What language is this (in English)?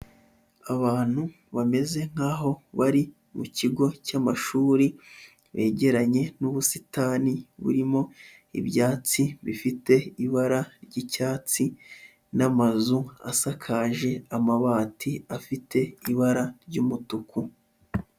Kinyarwanda